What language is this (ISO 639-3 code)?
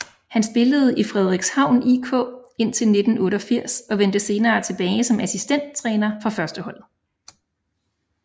dan